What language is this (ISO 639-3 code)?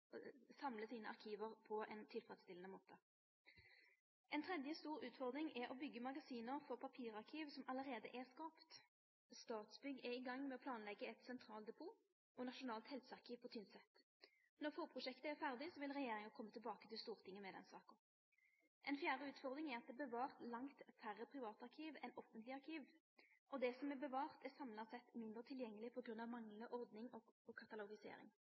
nno